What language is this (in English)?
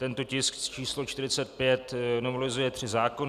Czech